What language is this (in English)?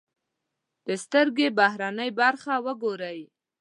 Pashto